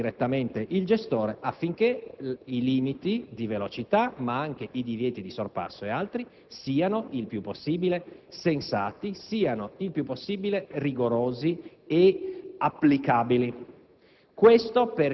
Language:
Italian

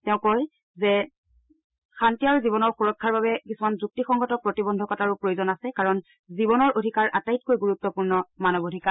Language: Assamese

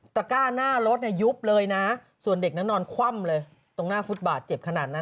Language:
Thai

